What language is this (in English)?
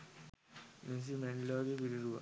Sinhala